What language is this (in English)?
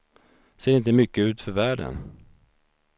Swedish